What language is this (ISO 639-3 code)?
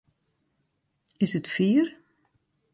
fry